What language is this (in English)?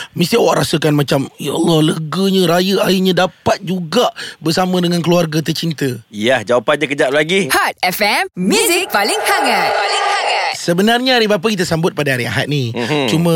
Malay